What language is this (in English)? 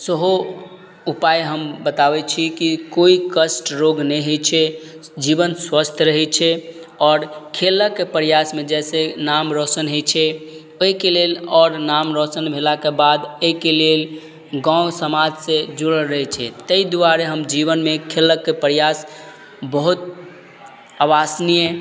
Maithili